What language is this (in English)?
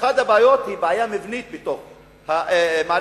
Hebrew